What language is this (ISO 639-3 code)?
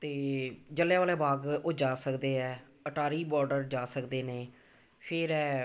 pan